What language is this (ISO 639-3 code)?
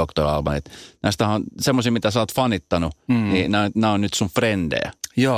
fin